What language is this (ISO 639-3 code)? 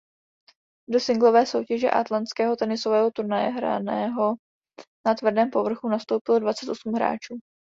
ces